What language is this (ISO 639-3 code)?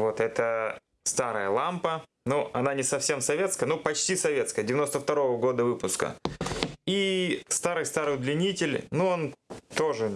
rus